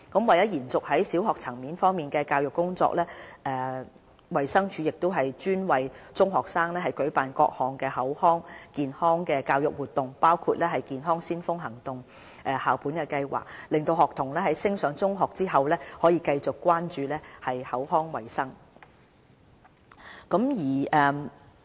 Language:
Cantonese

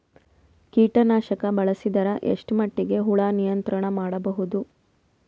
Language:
Kannada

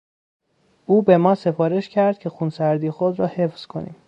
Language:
Persian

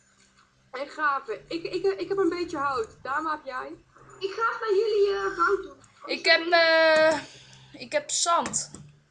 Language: Dutch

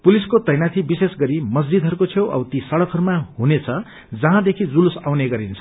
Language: Nepali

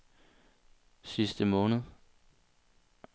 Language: Danish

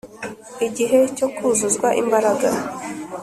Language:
Kinyarwanda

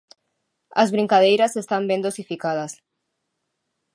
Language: Galician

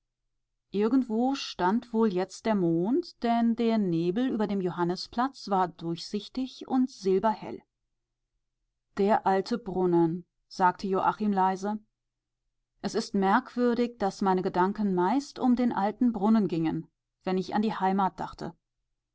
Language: German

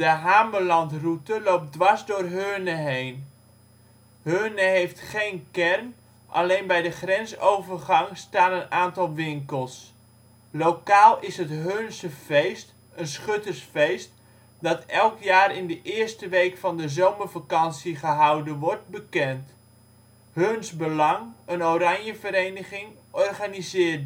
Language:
Dutch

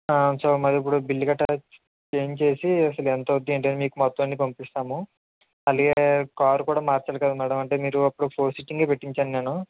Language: Telugu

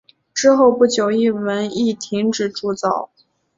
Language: Chinese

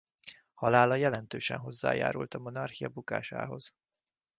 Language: Hungarian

